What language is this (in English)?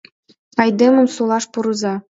Mari